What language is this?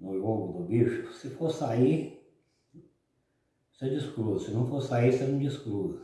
Portuguese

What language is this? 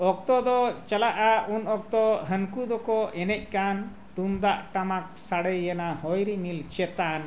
Santali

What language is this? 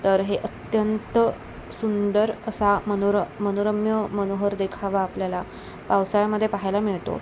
Marathi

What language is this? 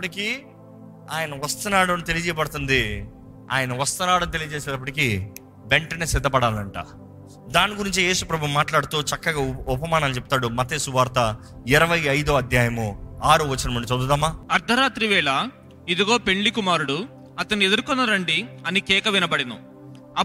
Telugu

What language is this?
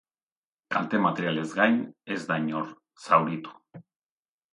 Basque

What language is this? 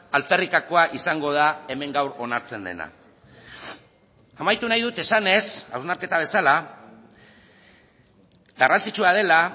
Basque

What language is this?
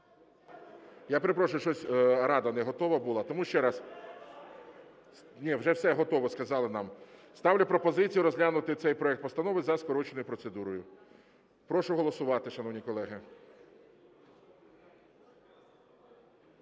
Ukrainian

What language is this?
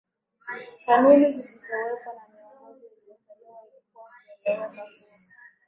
Swahili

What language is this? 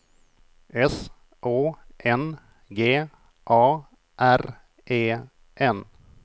Swedish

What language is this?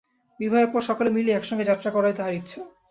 Bangla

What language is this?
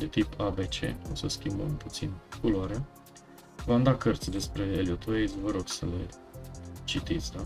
Romanian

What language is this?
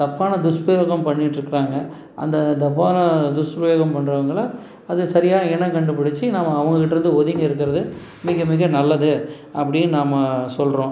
Tamil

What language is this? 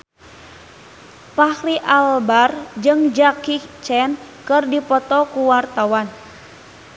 Sundanese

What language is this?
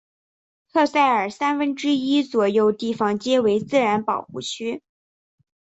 Chinese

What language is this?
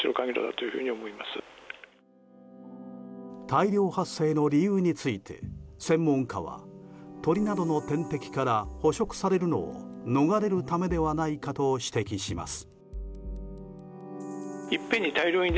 Japanese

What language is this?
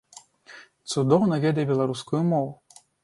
Belarusian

